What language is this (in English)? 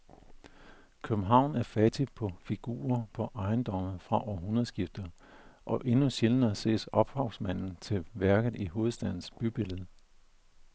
Danish